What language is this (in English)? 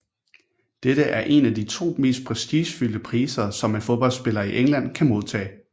Danish